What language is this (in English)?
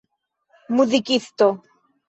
Esperanto